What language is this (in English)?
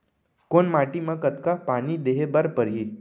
Chhattisgarhi